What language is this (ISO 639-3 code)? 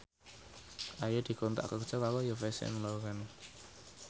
jav